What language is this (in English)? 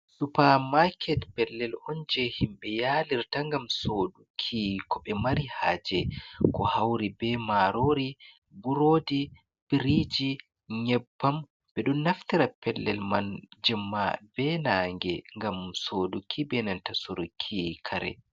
Fula